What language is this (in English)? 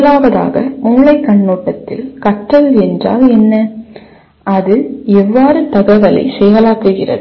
Tamil